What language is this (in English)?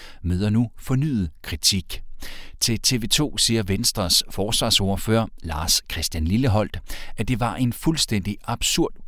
Danish